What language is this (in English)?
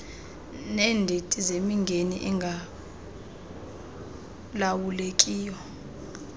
Xhosa